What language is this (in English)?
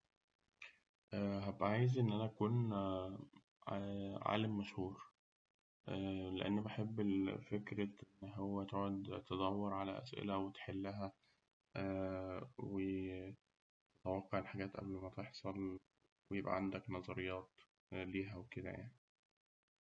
Egyptian Arabic